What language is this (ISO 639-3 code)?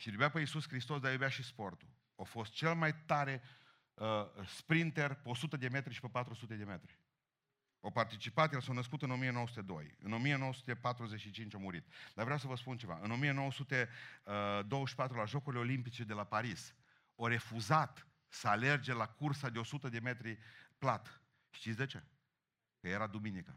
ron